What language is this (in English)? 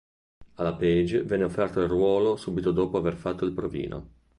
Italian